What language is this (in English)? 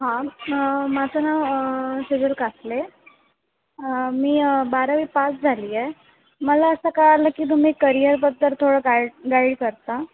Marathi